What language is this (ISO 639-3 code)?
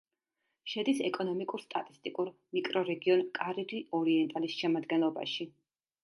kat